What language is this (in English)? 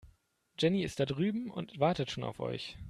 German